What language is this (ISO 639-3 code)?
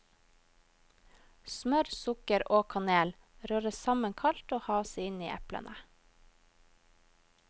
nor